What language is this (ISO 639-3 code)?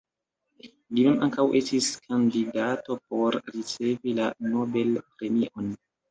epo